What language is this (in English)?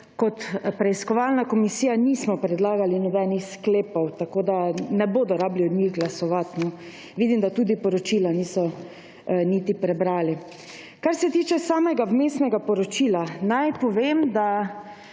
Slovenian